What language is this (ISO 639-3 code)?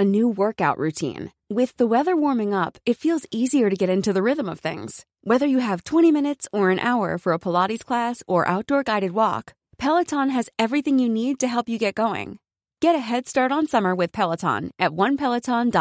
fas